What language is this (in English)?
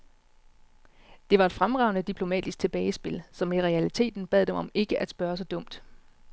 Danish